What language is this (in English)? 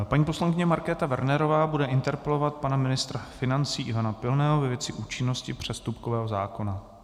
Czech